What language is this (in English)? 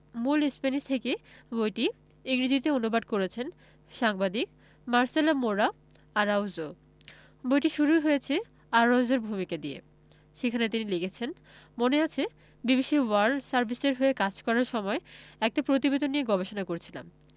Bangla